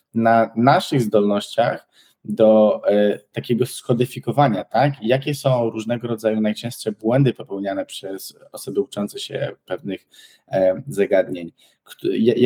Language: Polish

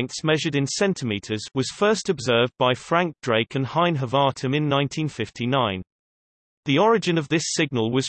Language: English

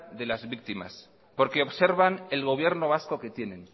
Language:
Spanish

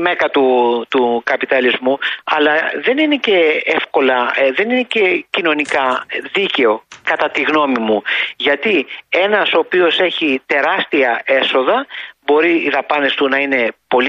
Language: Greek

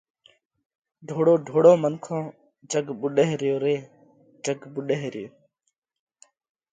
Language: Parkari Koli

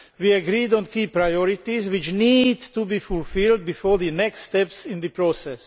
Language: English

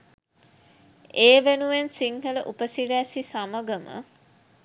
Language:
Sinhala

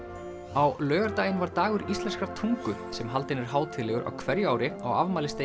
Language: Icelandic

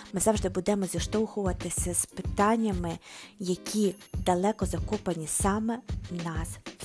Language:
Ukrainian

